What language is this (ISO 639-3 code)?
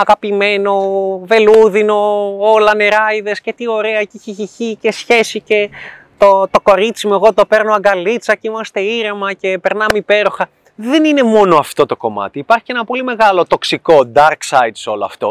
ell